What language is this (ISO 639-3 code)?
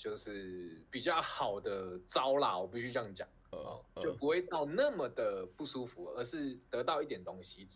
zho